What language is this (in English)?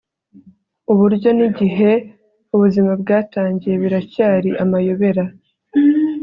Kinyarwanda